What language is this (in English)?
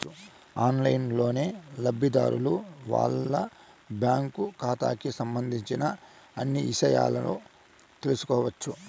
Telugu